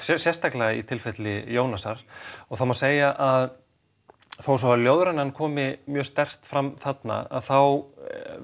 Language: Icelandic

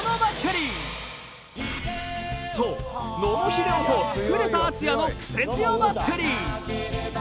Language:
Japanese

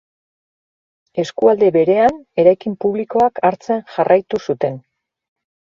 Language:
Basque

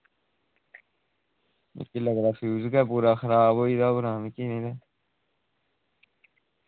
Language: Dogri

